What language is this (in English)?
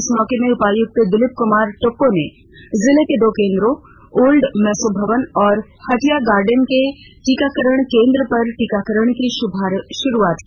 Hindi